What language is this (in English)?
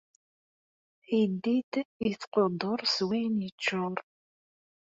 Kabyle